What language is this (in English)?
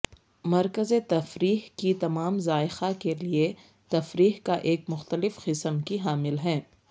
Urdu